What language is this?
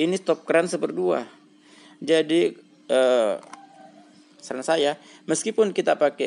Indonesian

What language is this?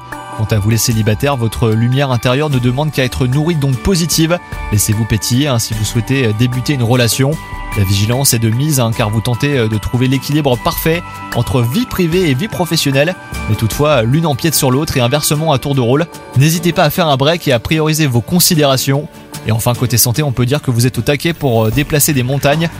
French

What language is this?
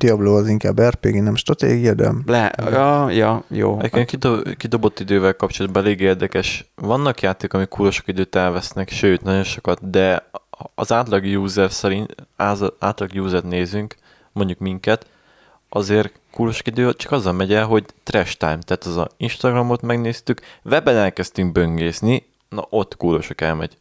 Hungarian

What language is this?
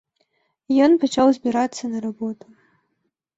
Belarusian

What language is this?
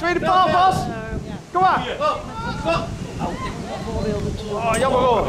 Dutch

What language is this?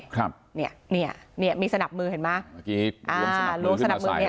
Thai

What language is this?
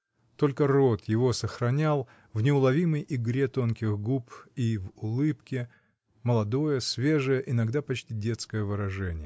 Russian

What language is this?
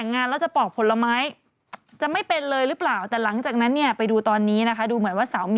Thai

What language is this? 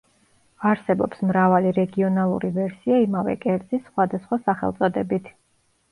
Georgian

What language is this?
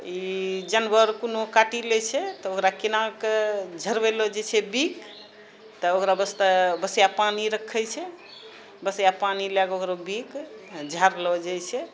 Maithili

